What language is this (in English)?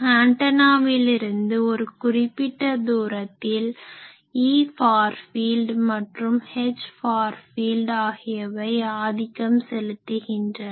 Tamil